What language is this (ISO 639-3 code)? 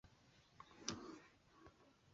swa